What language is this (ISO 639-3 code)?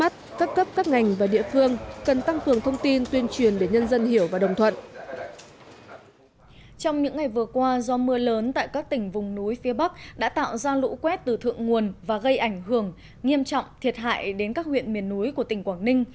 vie